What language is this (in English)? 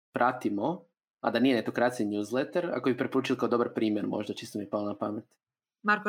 Croatian